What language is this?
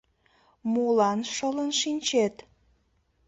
Mari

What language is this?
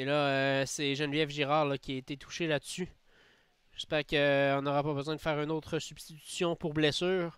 French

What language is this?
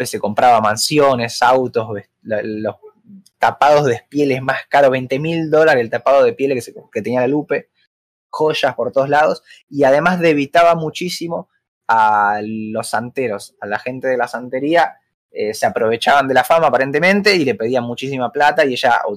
Spanish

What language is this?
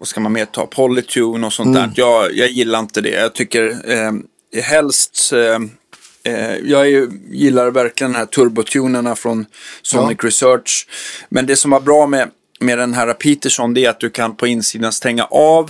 Swedish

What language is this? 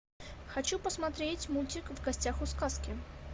Russian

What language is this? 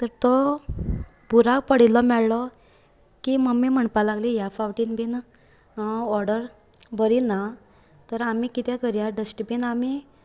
Konkani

